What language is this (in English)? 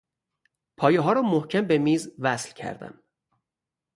Persian